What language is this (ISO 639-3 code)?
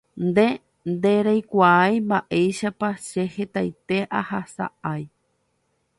grn